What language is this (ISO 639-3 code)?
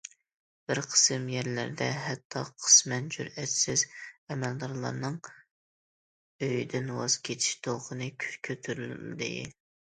uig